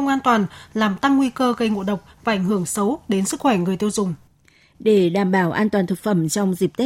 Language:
Vietnamese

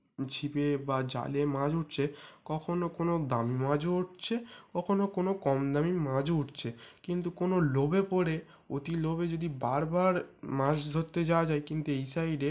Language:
Bangla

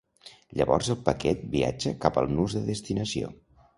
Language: Catalan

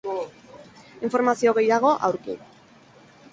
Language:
Basque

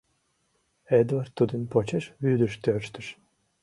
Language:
Mari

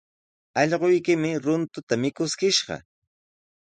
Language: Sihuas Ancash Quechua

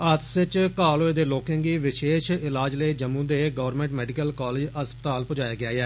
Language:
Dogri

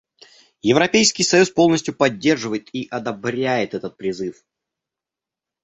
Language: Russian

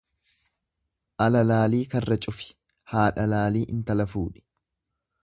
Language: Oromo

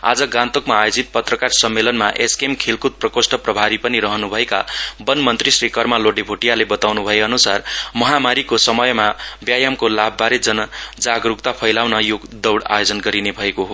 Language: Nepali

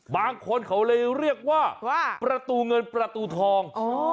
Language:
Thai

